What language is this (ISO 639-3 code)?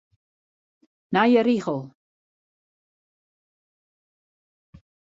fry